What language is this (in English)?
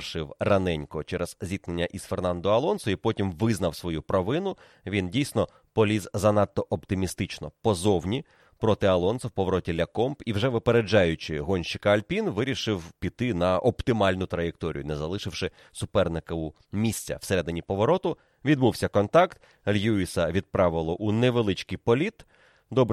Ukrainian